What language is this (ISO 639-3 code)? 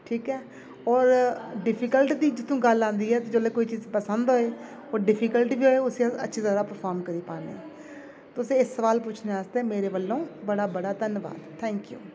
doi